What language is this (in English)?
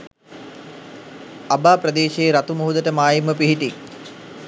Sinhala